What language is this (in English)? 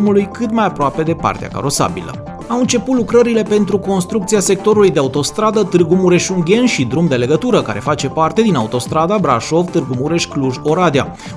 Romanian